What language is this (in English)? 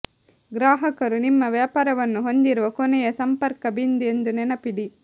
Kannada